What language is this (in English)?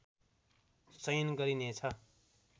Nepali